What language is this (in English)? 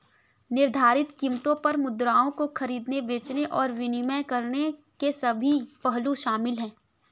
Hindi